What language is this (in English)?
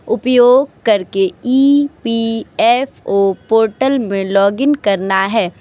Hindi